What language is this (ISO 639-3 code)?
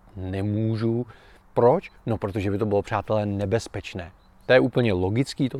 ces